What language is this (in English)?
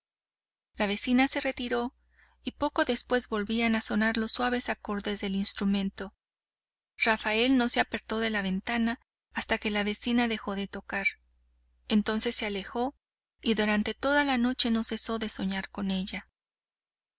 Spanish